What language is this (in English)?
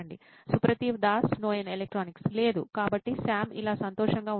Telugu